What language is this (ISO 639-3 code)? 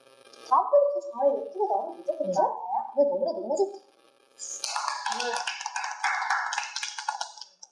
kor